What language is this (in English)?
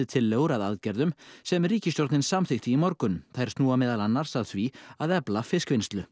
Icelandic